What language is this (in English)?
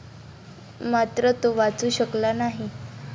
Marathi